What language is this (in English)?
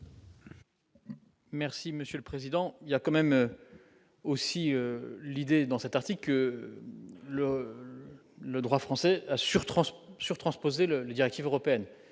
French